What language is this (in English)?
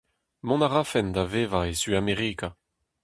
Breton